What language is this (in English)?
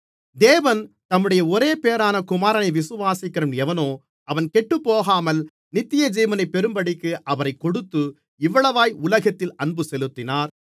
Tamil